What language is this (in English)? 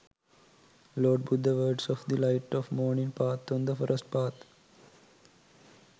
Sinhala